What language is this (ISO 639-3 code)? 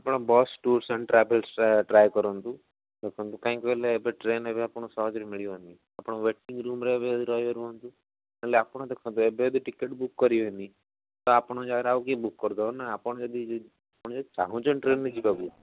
ori